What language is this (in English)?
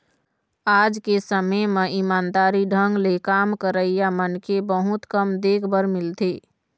Chhattisgarhi